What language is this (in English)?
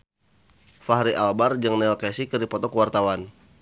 Sundanese